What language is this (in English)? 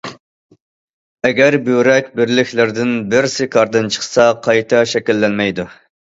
Uyghur